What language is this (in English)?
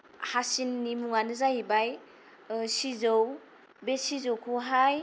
Bodo